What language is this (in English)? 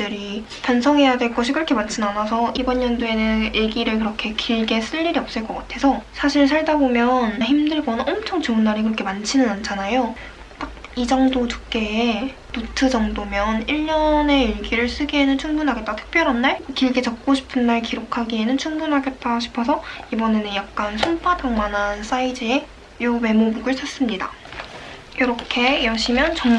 Korean